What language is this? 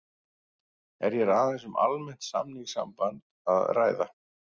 Icelandic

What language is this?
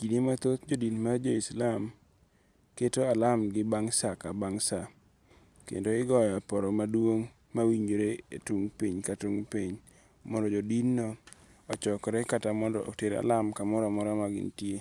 Luo (Kenya and Tanzania)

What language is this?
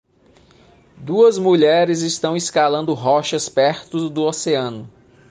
Portuguese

